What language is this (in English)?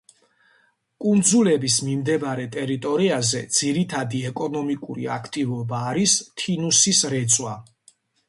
Georgian